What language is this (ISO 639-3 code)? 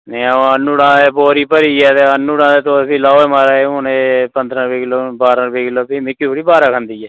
doi